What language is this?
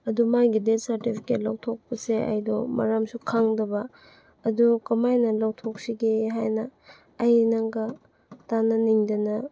Manipuri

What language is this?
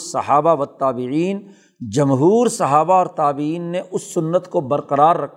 Urdu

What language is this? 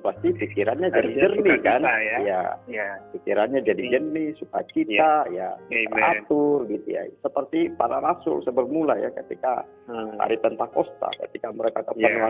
Indonesian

